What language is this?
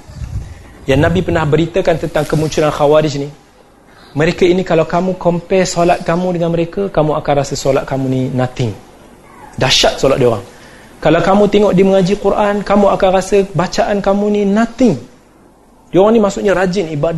Malay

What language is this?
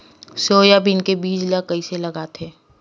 Chhattisgarhi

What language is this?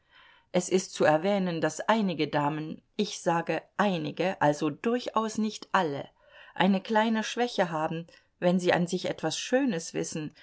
German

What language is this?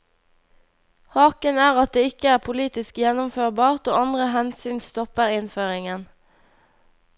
Norwegian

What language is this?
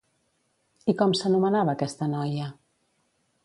Catalan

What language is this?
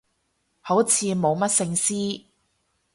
Cantonese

